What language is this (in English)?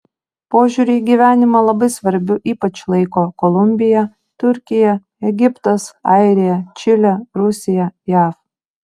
Lithuanian